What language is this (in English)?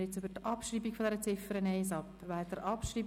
Swiss German